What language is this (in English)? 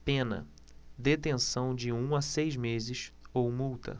Portuguese